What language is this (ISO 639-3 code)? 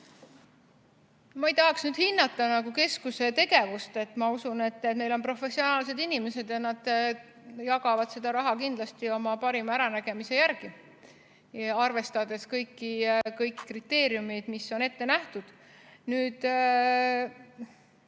est